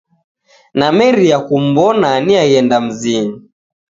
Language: Taita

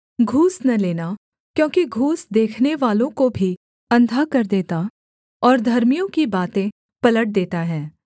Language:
Hindi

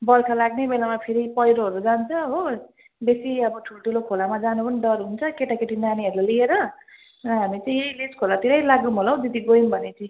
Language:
Nepali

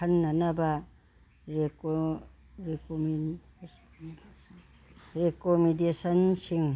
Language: Manipuri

